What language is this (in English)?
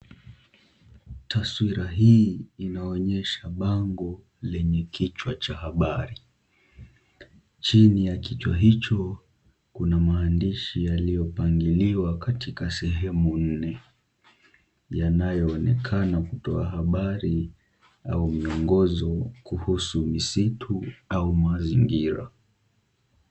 Swahili